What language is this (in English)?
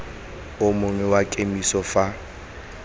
Tswana